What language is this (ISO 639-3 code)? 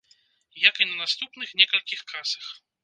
bel